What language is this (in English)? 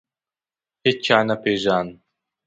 Pashto